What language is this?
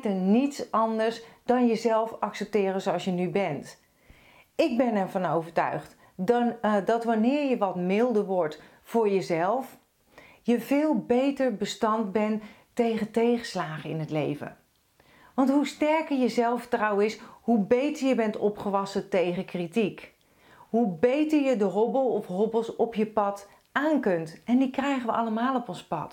Dutch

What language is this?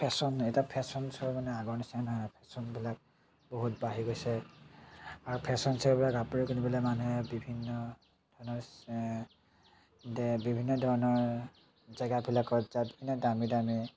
Assamese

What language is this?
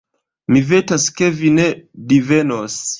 Esperanto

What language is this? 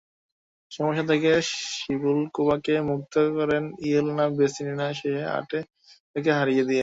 Bangla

